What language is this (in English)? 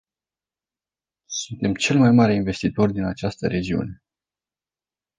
Romanian